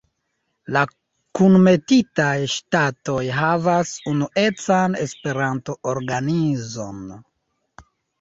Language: Esperanto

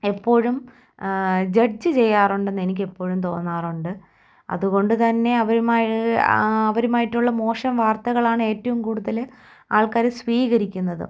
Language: Malayalam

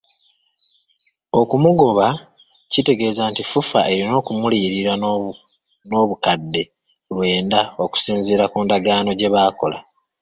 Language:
Ganda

